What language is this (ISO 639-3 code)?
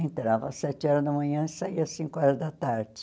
por